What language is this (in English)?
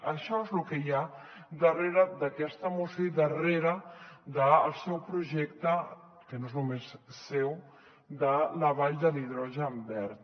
Catalan